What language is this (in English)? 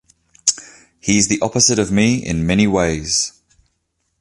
English